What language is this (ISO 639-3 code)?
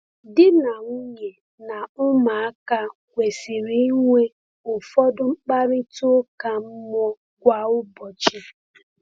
ibo